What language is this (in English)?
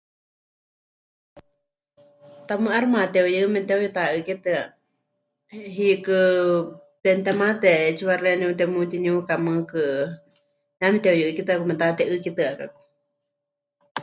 Huichol